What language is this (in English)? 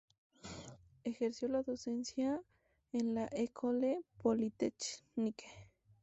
Spanish